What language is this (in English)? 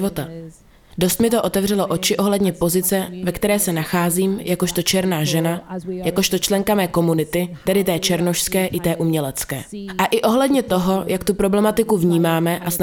Czech